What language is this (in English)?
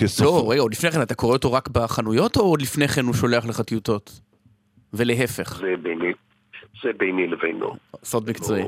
Hebrew